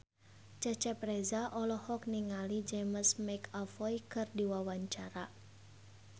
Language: Sundanese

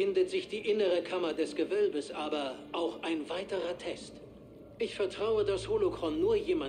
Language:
German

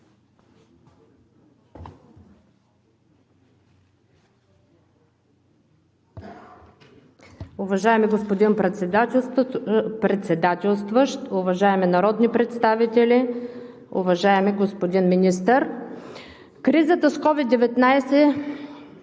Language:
Bulgarian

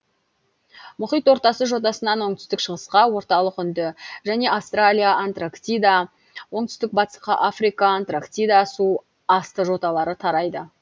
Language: Kazakh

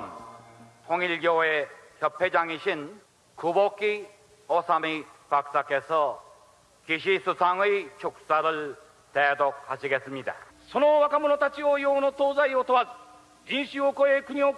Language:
Korean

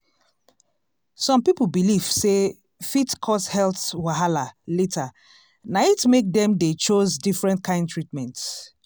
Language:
Nigerian Pidgin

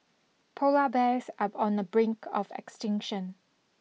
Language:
English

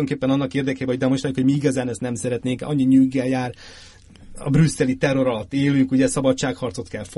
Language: Hungarian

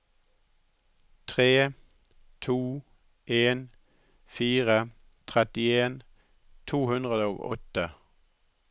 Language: Norwegian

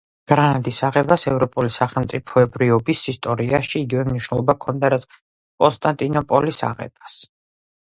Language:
Georgian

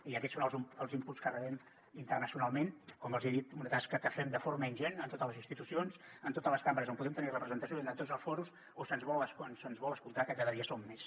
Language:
Catalan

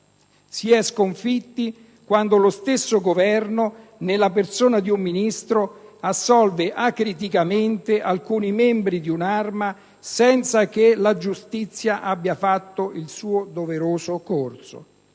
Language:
Italian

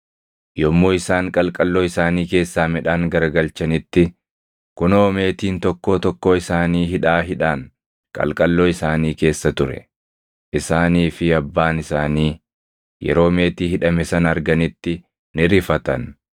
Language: Oromo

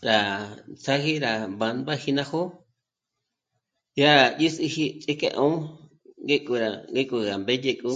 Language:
Michoacán Mazahua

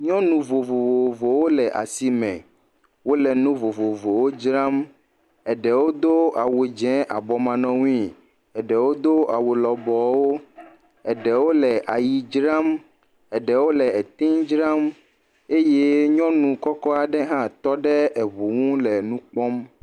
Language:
Ewe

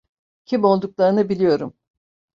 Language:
Turkish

